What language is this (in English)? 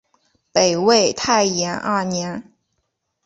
Chinese